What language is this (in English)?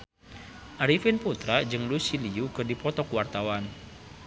Sundanese